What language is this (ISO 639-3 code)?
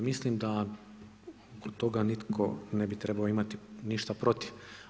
hrv